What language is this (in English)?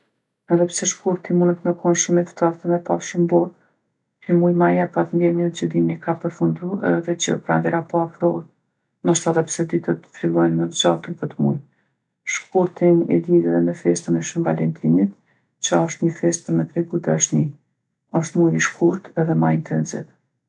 Gheg Albanian